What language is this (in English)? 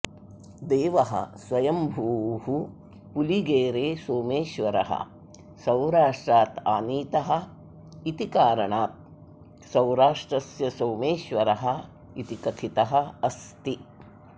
Sanskrit